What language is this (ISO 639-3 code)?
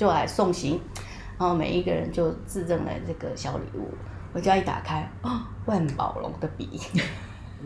zho